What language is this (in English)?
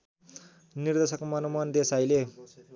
Nepali